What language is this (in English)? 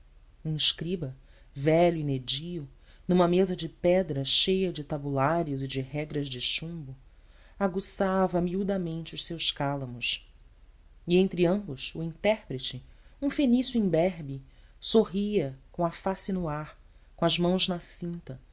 Portuguese